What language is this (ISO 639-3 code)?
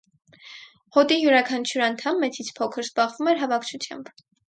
hye